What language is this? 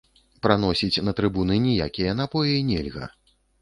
Belarusian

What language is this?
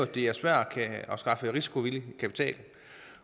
Danish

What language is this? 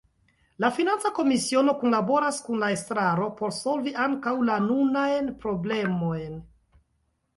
Esperanto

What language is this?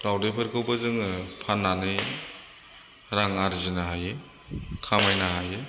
Bodo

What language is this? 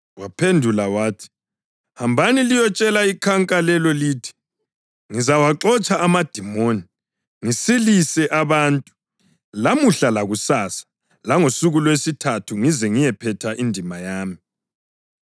North Ndebele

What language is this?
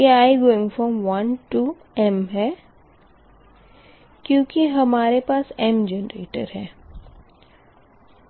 Hindi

